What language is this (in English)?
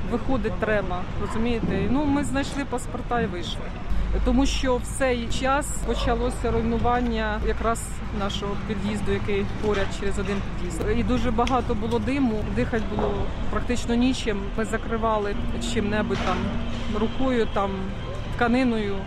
Ukrainian